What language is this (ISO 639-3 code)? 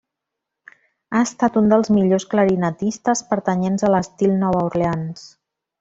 cat